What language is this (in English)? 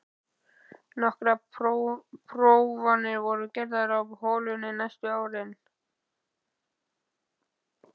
Icelandic